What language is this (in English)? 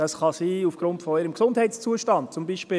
Swiss German